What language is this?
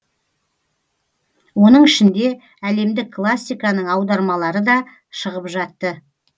Kazakh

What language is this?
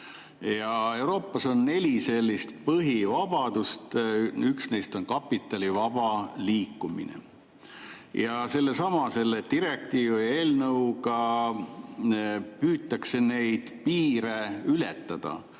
Estonian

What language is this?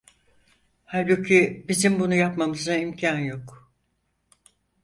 Turkish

